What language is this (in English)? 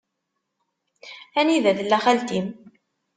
Kabyle